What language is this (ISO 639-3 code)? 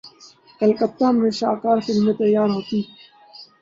urd